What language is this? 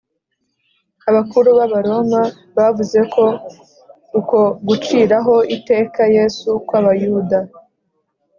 Kinyarwanda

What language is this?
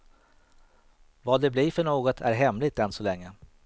Swedish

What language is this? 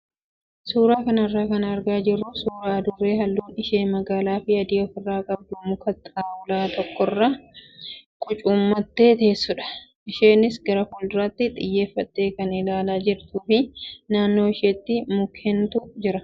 Oromo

